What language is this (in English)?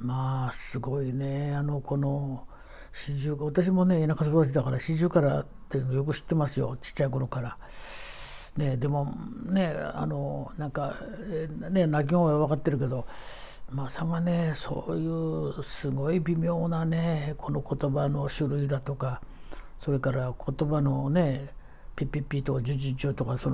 Japanese